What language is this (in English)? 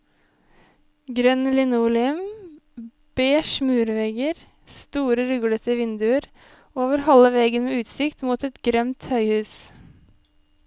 Norwegian